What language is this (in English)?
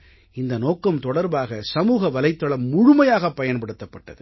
Tamil